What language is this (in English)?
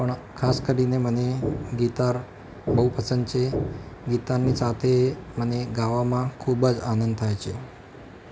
Gujarati